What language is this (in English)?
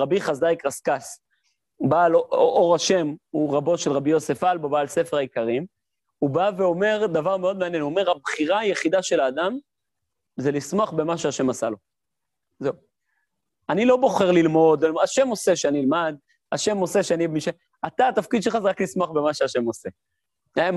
Hebrew